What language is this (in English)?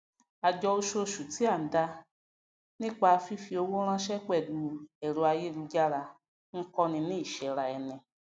Yoruba